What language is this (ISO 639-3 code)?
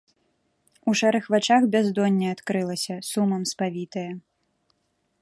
bel